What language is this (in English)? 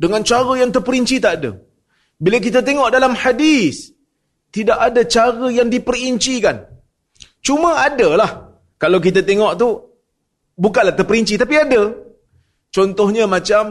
Malay